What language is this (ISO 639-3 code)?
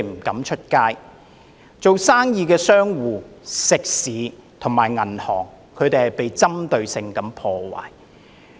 yue